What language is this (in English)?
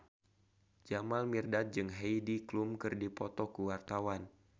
Sundanese